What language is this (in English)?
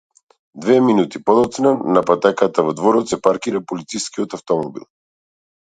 Macedonian